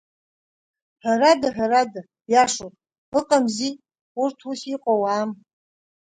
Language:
Abkhazian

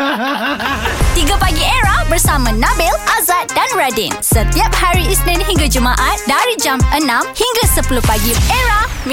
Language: Malay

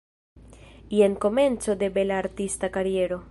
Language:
Esperanto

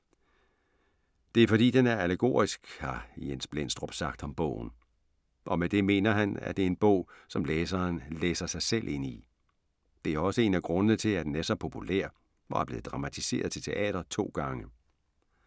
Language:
Danish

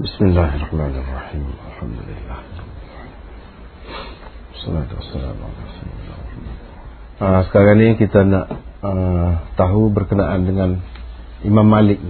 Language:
Malay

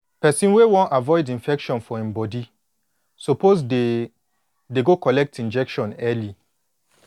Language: Nigerian Pidgin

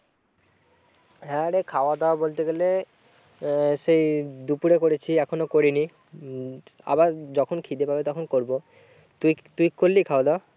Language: Bangla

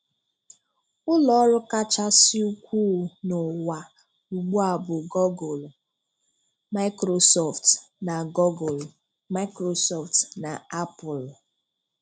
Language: Igbo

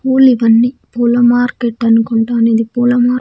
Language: Telugu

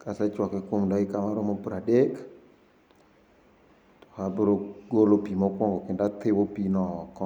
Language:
Luo (Kenya and Tanzania)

